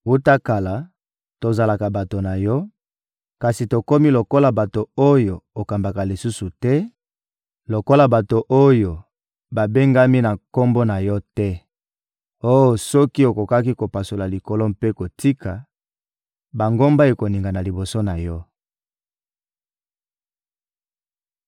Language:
Lingala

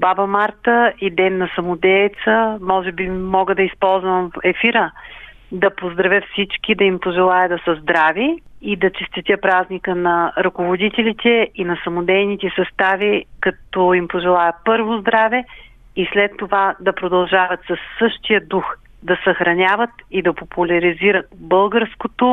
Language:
Bulgarian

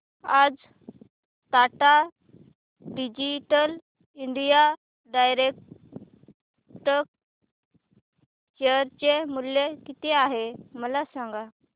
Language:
Marathi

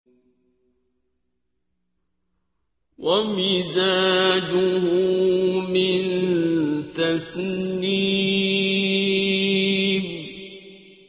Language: Arabic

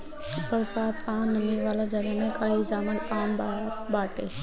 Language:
Bhojpuri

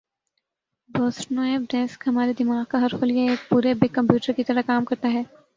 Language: Urdu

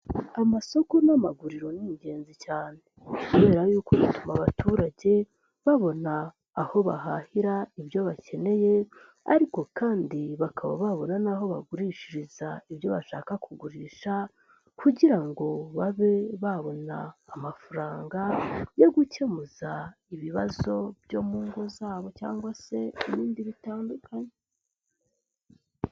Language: Kinyarwanda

